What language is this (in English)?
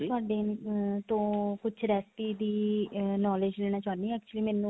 Punjabi